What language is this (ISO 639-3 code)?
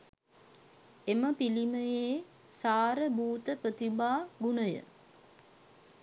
sin